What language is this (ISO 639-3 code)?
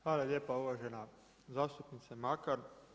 hrv